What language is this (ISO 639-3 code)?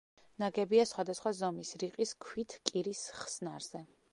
kat